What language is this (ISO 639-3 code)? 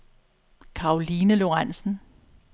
dan